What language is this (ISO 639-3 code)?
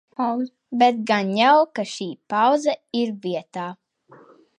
lav